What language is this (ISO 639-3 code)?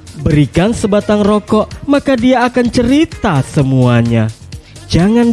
ind